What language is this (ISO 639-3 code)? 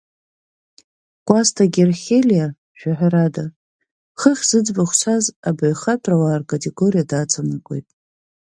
abk